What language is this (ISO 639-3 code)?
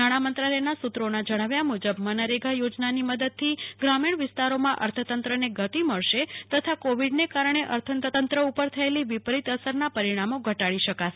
guj